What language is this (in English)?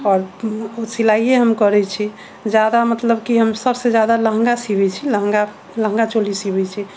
Maithili